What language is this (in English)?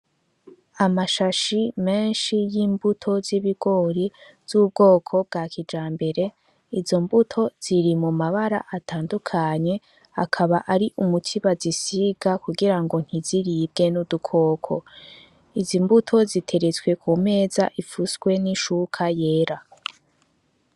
Rundi